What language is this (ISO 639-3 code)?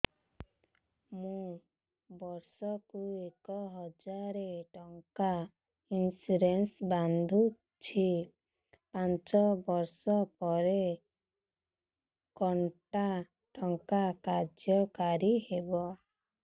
ori